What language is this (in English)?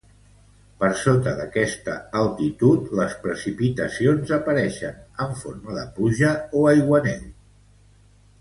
Catalan